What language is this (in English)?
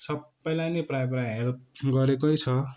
Nepali